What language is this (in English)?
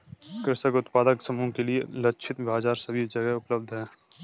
Hindi